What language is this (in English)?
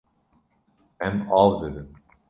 Kurdish